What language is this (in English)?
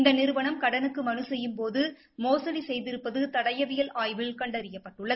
Tamil